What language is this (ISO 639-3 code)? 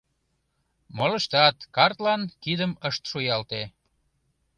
chm